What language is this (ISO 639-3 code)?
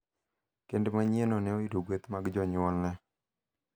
luo